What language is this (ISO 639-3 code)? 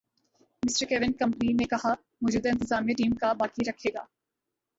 urd